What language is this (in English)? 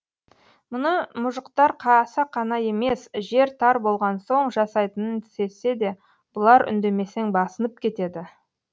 Kazakh